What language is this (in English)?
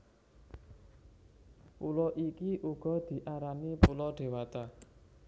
Javanese